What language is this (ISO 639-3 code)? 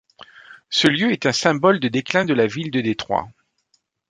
fra